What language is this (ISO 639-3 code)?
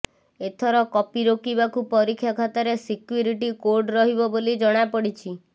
ori